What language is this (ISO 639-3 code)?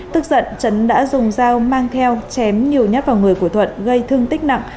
vie